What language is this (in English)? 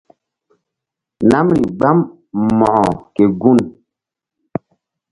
Mbum